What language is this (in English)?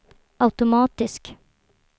Swedish